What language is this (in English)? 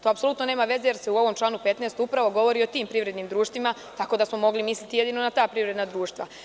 Serbian